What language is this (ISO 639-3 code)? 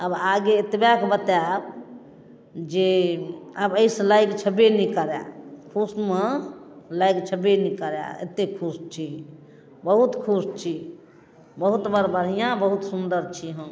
mai